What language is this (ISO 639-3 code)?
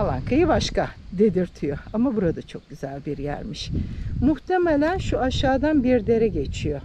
tur